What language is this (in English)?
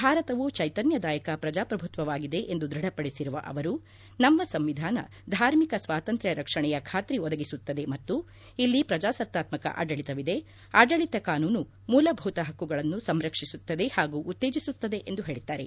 Kannada